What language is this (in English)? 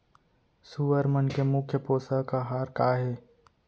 Chhattisgarhi